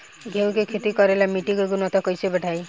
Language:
Bhojpuri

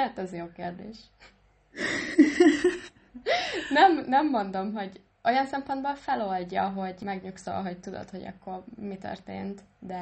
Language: Hungarian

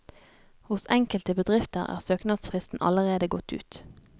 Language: Norwegian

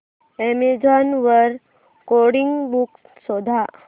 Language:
Marathi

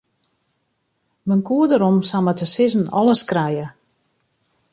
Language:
Western Frisian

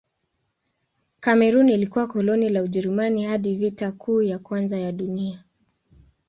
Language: Swahili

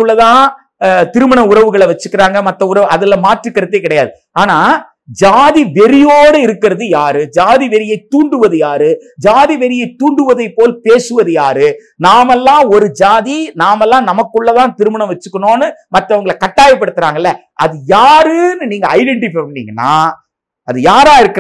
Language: Tamil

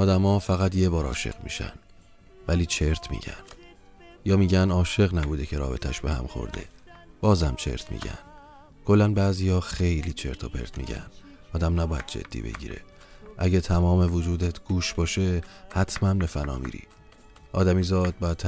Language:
Persian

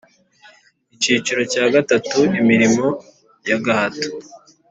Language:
Kinyarwanda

